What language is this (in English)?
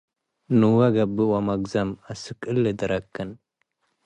Tigre